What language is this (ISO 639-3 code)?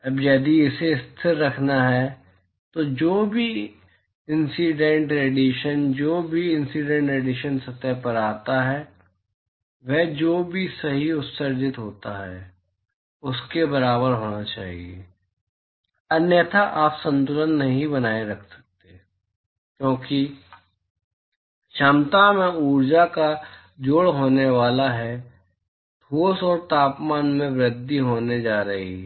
hin